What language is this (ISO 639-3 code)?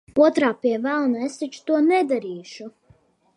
lav